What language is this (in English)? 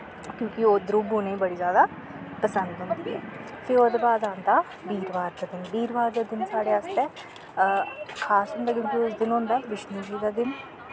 Dogri